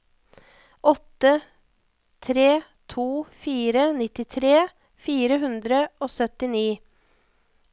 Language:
Norwegian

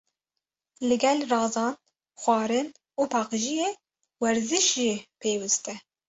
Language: Kurdish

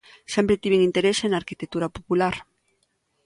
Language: Galician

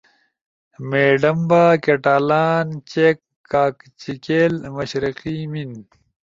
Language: Ushojo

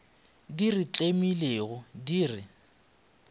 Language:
Northern Sotho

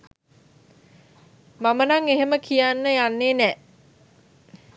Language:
Sinhala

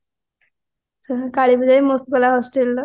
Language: Odia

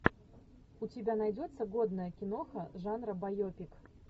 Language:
Russian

